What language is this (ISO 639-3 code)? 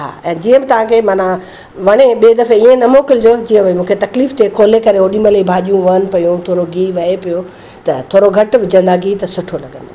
snd